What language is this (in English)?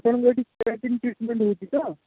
Odia